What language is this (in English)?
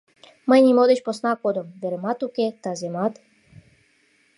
Mari